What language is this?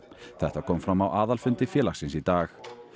Icelandic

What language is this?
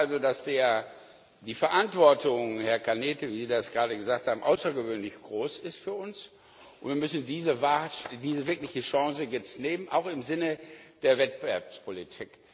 German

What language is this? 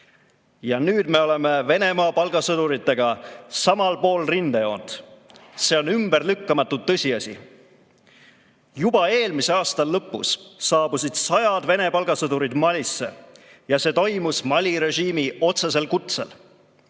Estonian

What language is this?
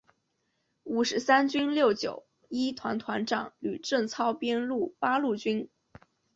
Chinese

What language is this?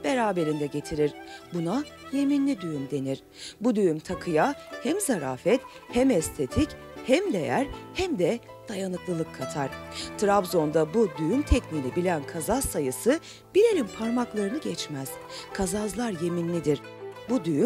Turkish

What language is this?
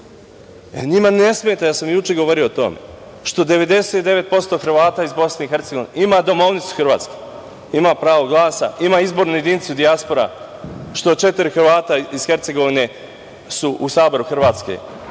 Serbian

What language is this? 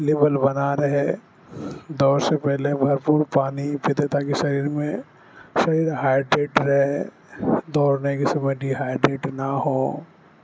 Urdu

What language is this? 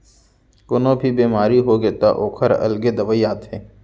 Chhattisgarhi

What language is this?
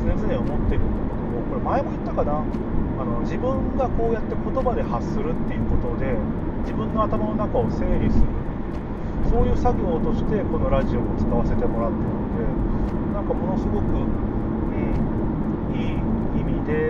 Japanese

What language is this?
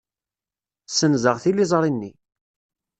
Kabyle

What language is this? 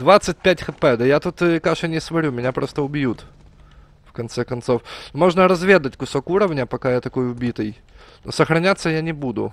Russian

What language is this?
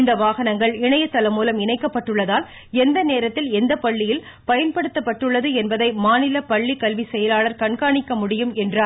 Tamil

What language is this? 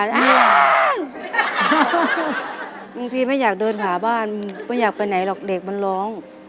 Thai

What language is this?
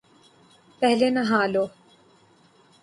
Urdu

